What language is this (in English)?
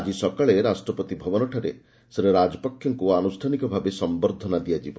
Odia